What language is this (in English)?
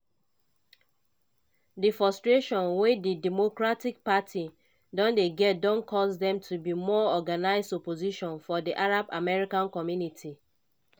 Nigerian Pidgin